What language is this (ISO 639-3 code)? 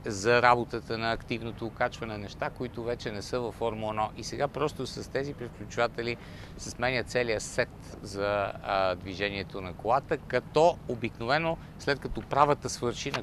bul